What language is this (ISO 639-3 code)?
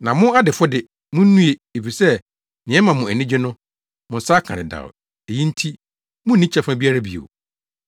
aka